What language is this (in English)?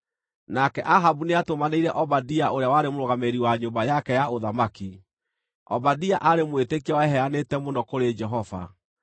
Kikuyu